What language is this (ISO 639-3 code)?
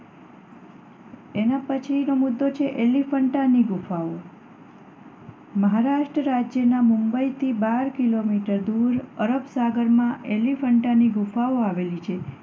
guj